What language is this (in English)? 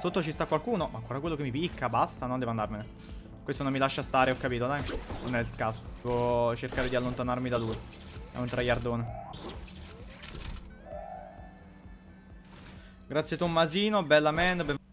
Italian